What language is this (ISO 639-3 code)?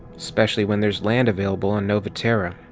eng